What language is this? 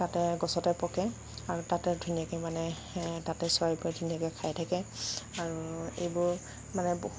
Assamese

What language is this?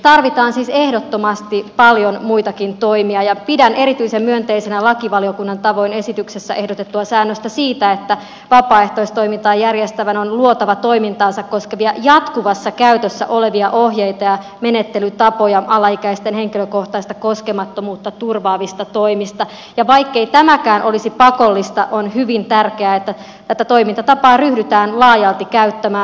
Finnish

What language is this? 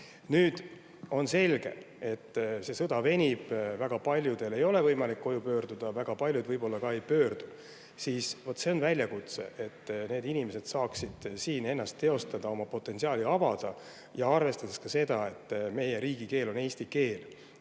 Estonian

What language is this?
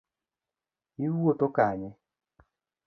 Luo (Kenya and Tanzania)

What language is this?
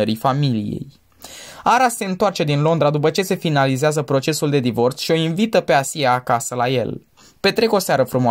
Romanian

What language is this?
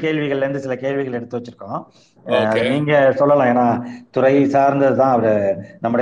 Tamil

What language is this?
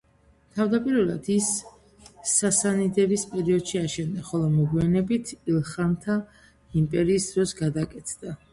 Georgian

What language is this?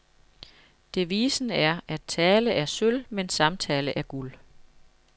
Danish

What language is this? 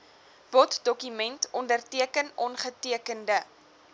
Afrikaans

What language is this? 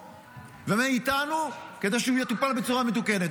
Hebrew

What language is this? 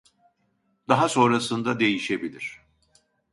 Turkish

